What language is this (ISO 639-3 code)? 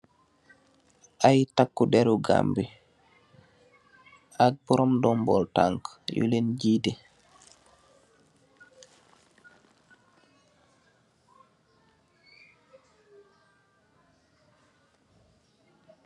wol